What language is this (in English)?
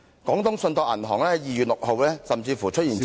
Cantonese